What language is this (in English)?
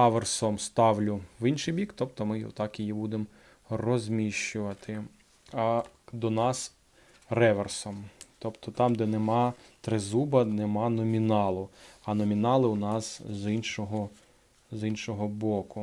Ukrainian